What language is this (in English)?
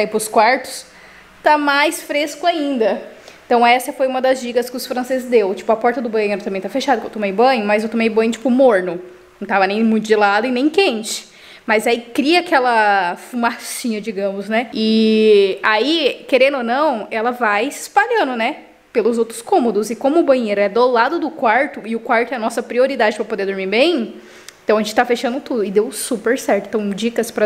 Portuguese